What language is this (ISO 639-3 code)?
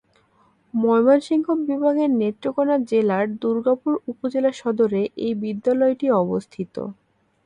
ben